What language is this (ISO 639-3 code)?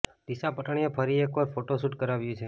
guj